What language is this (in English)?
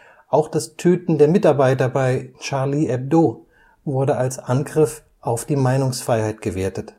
German